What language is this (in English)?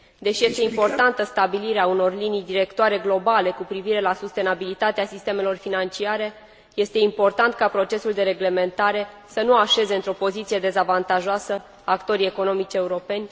Romanian